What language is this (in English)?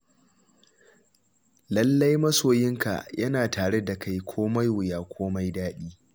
Hausa